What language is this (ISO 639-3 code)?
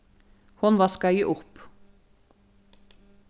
fao